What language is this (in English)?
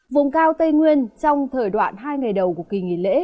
Vietnamese